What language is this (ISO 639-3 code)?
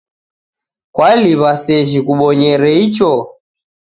dav